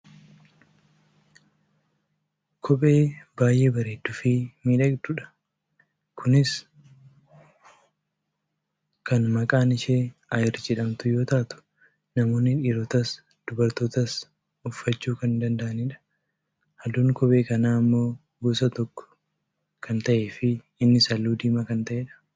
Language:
Oromo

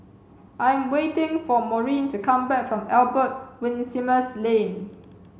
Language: English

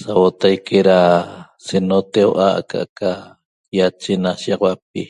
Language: Toba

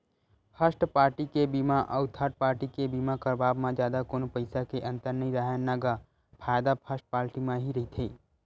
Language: Chhattisgarhi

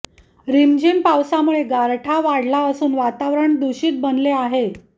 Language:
Marathi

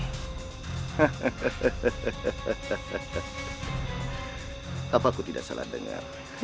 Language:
Indonesian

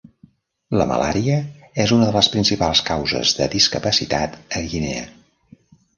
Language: Catalan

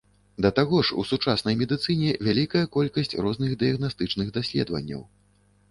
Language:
Belarusian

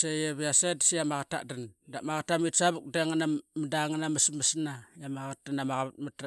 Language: Qaqet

